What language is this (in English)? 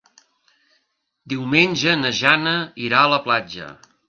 Catalan